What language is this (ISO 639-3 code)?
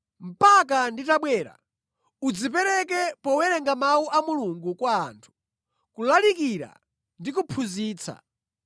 nya